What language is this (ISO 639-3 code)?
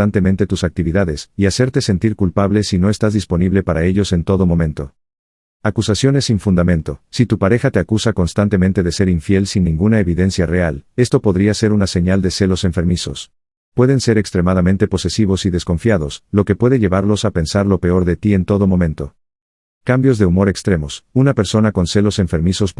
spa